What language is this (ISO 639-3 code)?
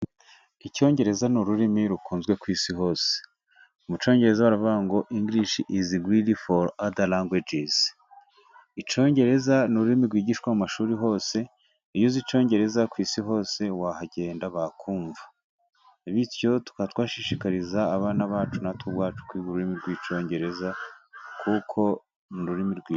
kin